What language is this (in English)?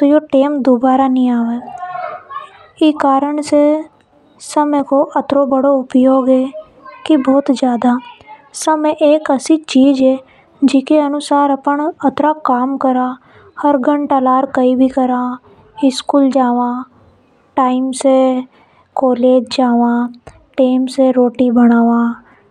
Hadothi